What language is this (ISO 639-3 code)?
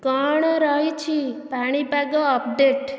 ori